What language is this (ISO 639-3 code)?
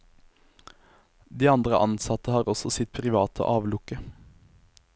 nor